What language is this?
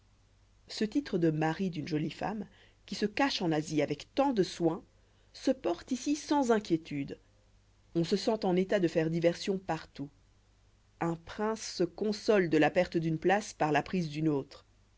French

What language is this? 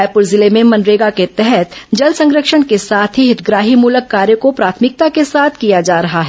Hindi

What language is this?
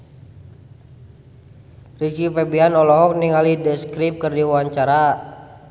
Sundanese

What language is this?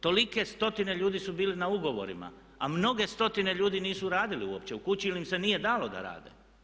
Croatian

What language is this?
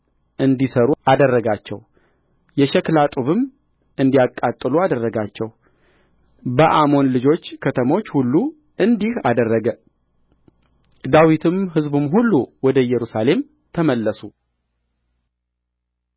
Amharic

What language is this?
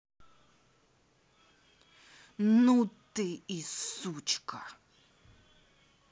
Russian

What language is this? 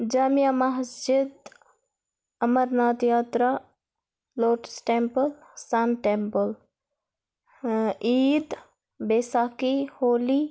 Kashmiri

